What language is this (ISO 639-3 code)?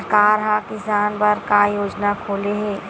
hne